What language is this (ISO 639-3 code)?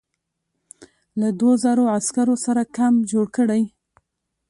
pus